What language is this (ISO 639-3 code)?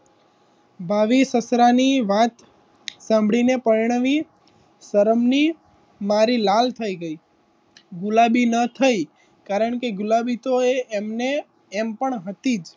guj